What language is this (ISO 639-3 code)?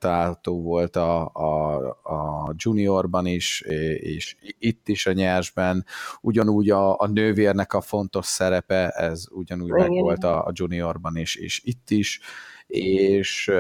hun